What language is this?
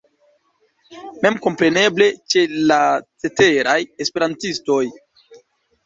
Esperanto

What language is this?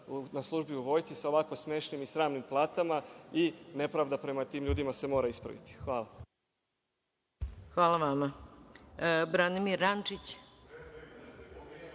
Serbian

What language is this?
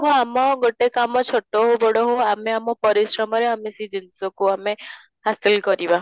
Odia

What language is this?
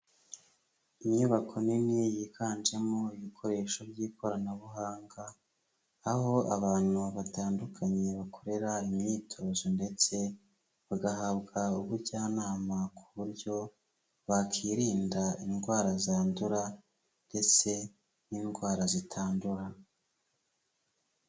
Kinyarwanda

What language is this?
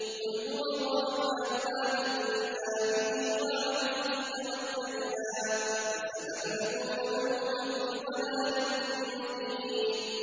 Arabic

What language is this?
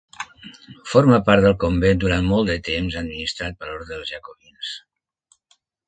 Catalan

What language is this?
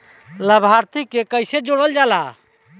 Bhojpuri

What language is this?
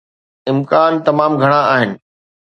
Sindhi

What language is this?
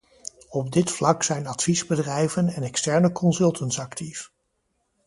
Dutch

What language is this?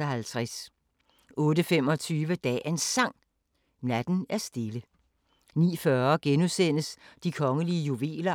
Danish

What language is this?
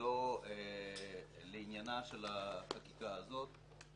Hebrew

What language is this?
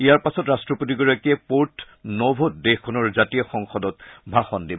Assamese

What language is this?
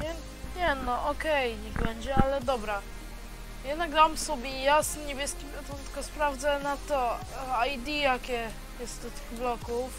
Polish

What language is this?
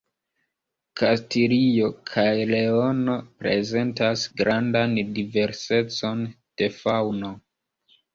Esperanto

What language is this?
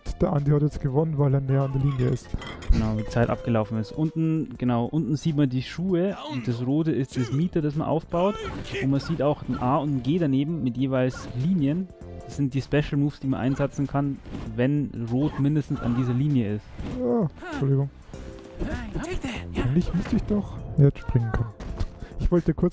German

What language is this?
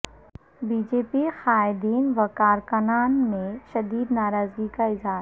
Urdu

